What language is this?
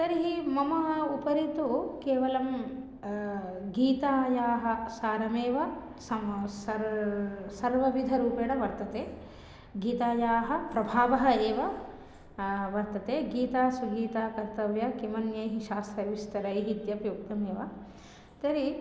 Sanskrit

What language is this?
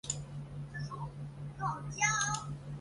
Chinese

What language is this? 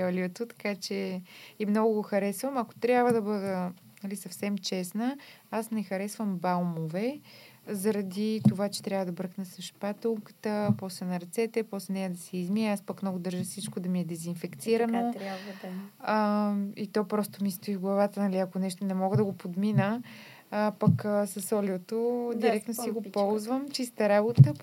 Bulgarian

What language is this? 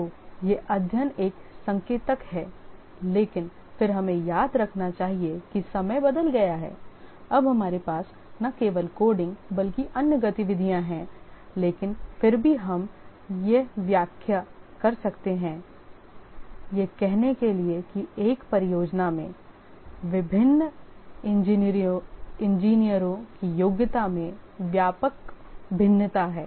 Hindi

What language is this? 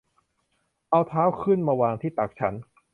Thai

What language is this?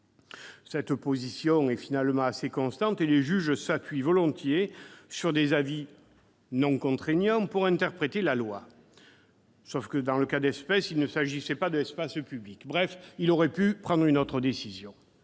French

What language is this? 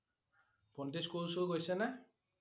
Assamese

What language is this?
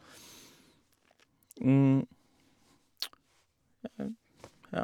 Norwegian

